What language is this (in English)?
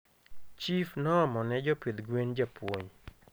Luo (Kenya and Tanzania)